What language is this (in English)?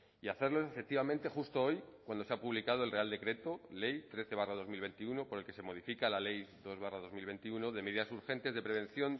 Spanish